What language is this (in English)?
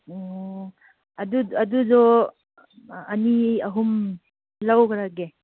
Manipuri